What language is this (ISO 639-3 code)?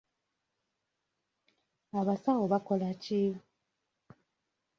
lug